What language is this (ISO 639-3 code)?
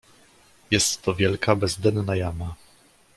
pol